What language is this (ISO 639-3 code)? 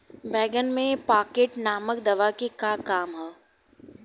bho